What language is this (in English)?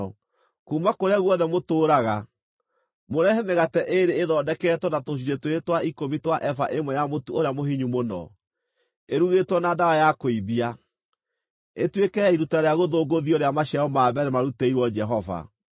Kikuyu